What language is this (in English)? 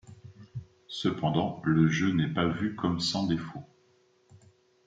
French